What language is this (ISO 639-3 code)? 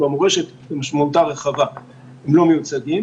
heb